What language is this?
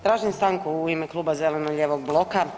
Croatian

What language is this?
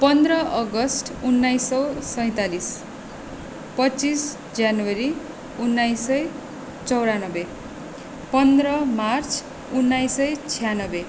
Nepali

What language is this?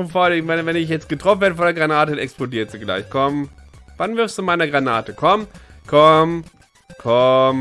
German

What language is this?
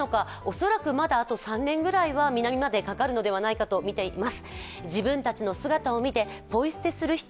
Japanese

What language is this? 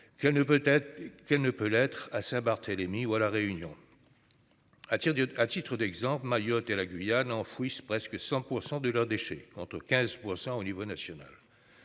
French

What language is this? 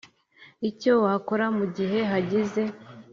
Kinyarwanda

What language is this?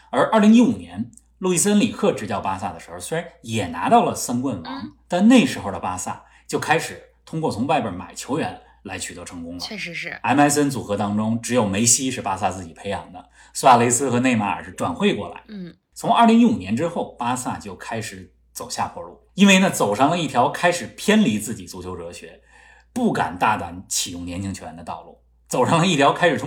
Chinese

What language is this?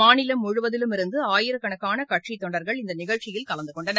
Tamil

